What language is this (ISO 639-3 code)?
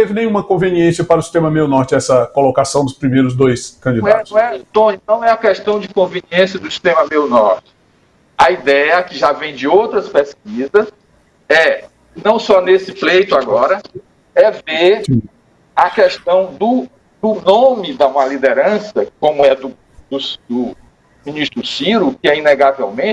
por